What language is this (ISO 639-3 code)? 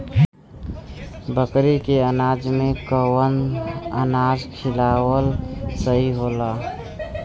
bho